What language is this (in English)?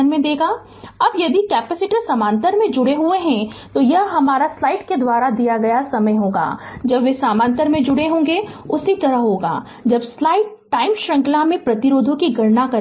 Hindi